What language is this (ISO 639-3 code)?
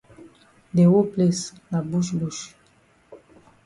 wes